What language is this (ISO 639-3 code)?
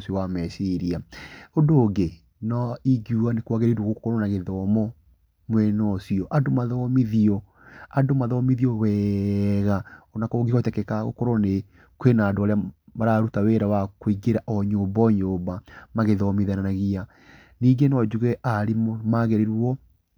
kik